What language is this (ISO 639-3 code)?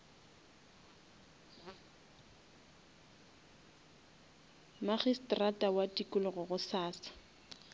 nso